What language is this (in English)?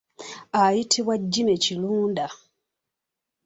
Ganda